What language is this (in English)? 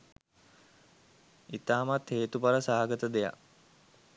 Sinhala